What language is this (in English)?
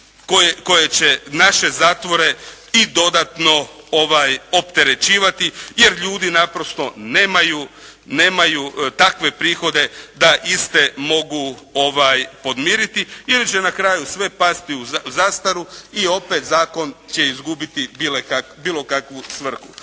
Croatian